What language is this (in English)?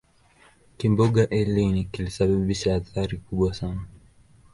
Swahili